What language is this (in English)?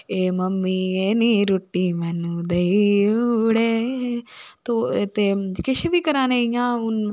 Dogri